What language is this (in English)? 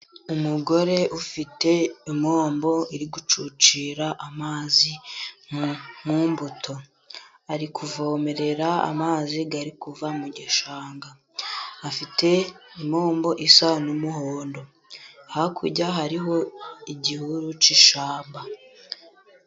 Kinyarwanda